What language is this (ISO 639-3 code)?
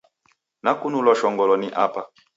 dav